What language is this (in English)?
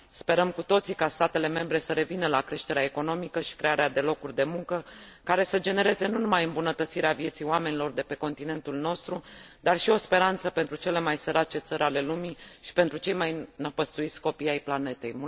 Romanian